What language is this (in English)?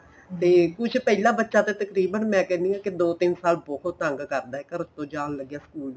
Punjabi